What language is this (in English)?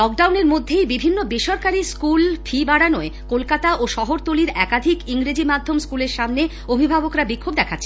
Bangla